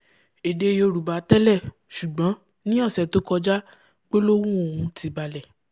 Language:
Yoruba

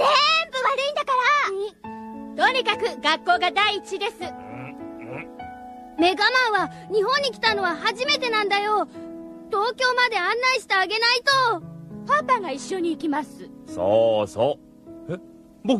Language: Japanese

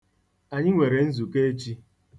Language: Igbo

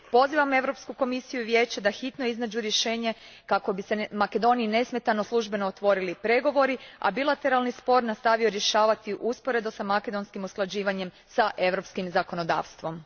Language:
Croatian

